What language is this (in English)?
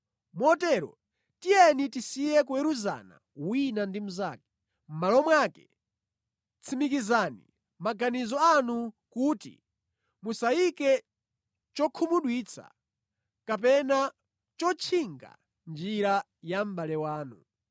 Nyanja